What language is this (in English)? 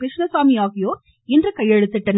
Tamil